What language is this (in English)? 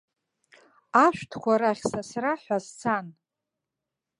Abkhazian